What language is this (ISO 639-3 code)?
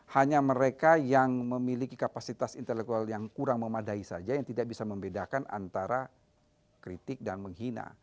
ind